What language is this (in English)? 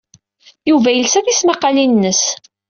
Kabyle